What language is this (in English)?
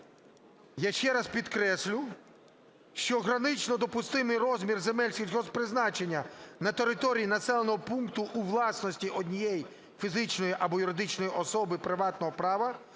Ukrainian